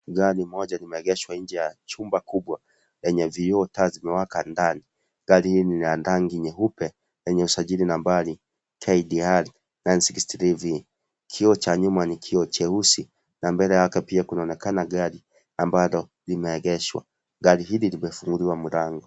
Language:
Swahili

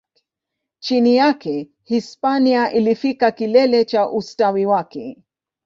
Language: Swahili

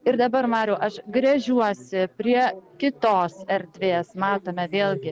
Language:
Lithuanian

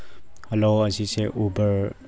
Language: Manipuri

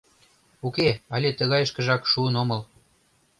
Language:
Mari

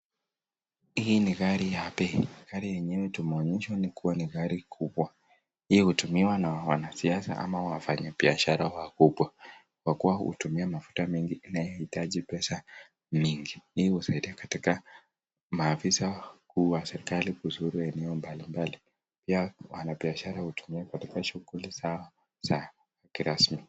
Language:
Swahili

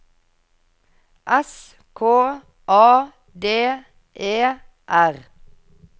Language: Norwegian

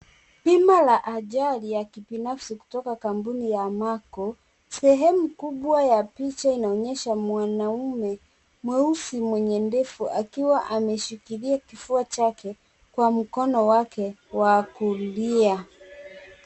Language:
Swahili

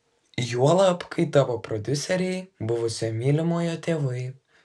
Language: Lithuanian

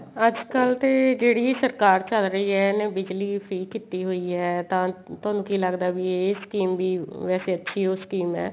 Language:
Punjabi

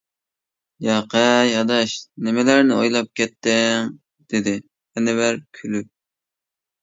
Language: Uyghur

